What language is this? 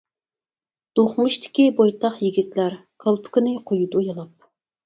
Uyghur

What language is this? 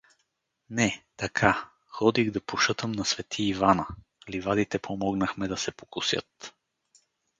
Bulgarian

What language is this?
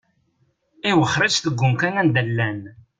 Kabyle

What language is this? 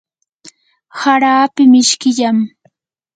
Yanahuanca Pasco Quechua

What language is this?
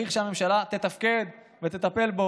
Hebrew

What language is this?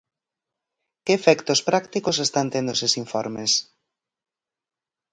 Galician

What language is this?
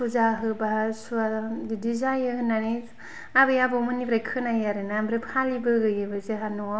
Bodo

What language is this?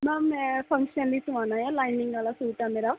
Punjabi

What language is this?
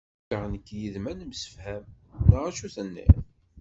Kabyle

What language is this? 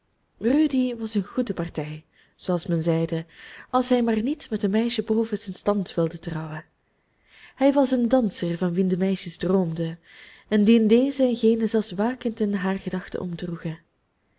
Dutch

